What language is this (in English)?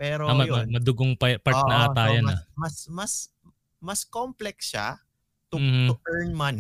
Filipino